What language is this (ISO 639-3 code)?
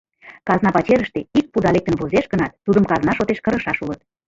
chm